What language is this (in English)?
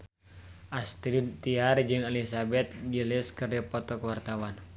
Sundanese